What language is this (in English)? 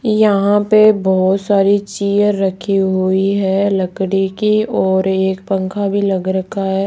Hindi